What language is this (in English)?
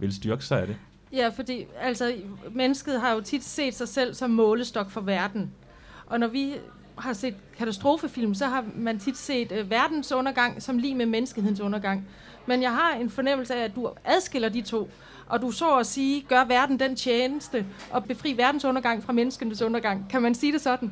Danish